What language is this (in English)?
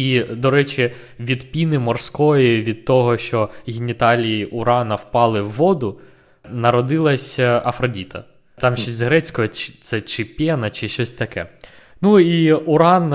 Ukrainian